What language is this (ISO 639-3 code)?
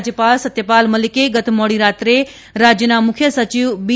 guj